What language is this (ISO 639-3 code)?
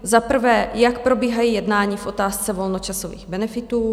ces